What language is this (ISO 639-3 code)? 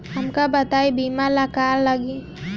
bho